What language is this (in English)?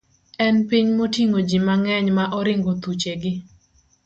Luo (Kenya and Tanzania)